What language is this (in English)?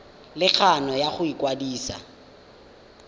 Tswana